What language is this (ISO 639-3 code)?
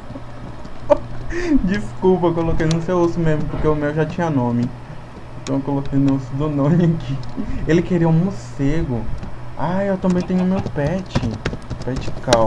por